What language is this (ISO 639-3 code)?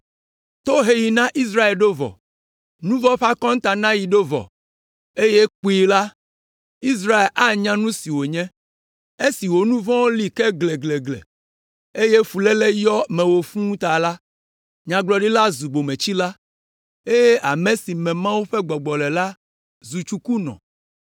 ewe